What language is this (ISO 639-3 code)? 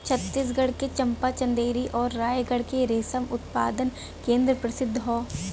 bho